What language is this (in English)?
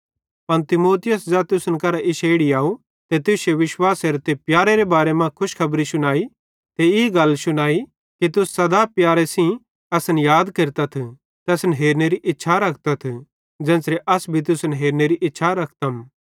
Bhadrawahi